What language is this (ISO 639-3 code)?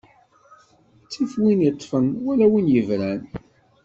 kab